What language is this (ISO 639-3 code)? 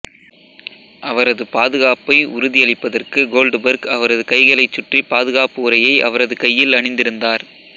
tam